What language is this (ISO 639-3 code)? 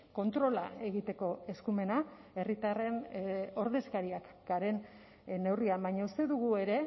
eus